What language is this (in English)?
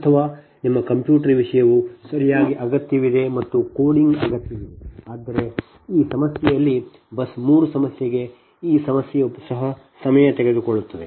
Kannada